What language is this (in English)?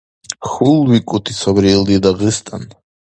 Dargwa